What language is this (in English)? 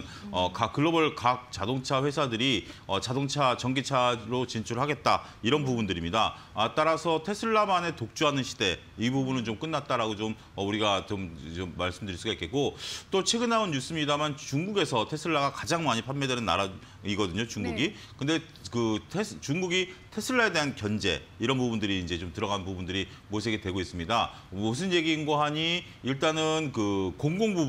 Korean